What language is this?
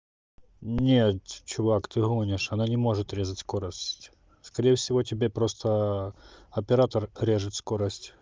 Russian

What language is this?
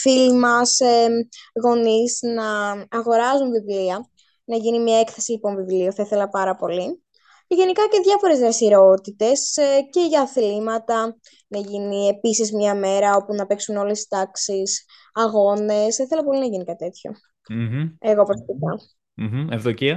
Greek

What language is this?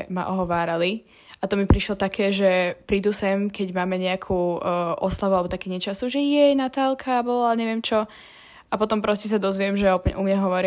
Slovak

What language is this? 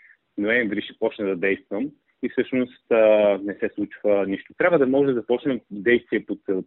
Bulgarian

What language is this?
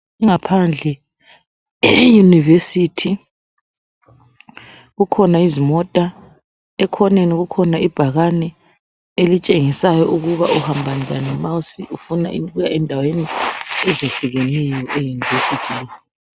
North Ndebele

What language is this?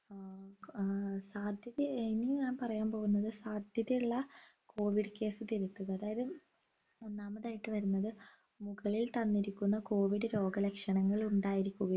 Malayalam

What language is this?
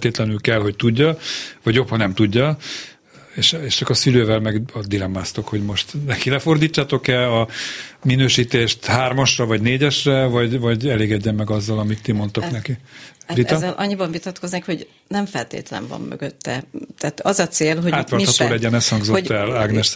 Hungarian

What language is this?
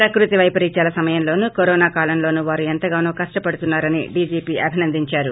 Telugu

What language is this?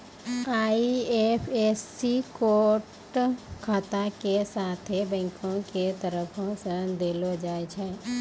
Maithili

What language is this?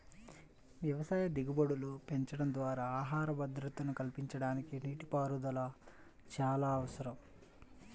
Telugu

